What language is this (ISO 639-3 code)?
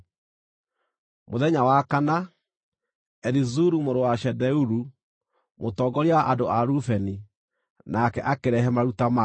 kik